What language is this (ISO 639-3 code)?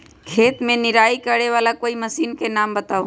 mag